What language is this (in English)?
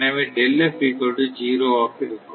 Tamil